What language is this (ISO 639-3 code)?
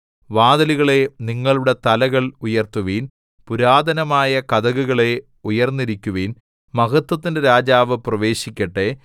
mal